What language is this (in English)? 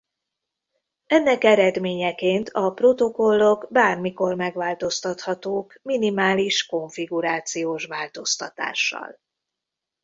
Hungarian